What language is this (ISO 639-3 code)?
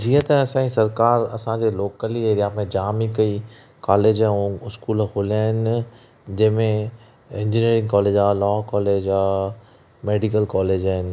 snd